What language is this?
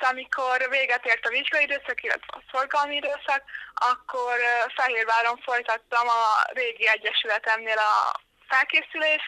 Hungarian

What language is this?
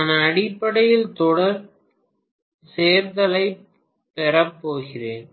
Tamil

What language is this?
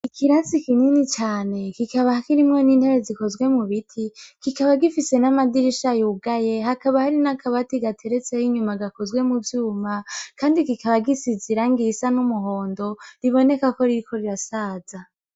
Rundi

